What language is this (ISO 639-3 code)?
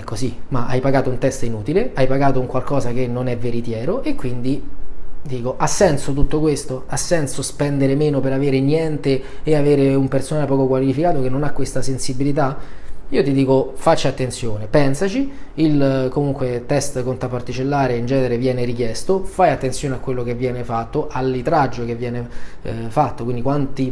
ita